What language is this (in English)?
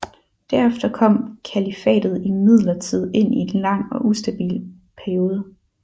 Danish